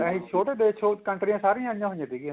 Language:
Punjabi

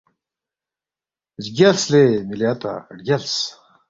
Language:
Balti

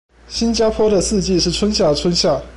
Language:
Chinese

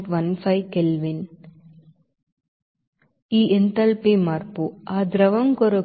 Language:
Telugu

